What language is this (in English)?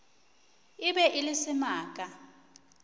Northern Sotho